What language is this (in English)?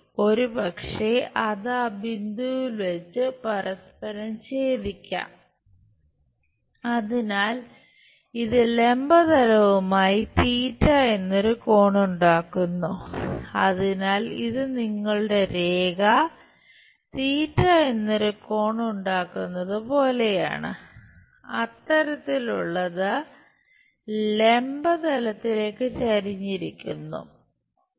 Malayalam